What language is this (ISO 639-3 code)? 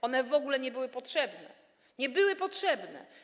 pol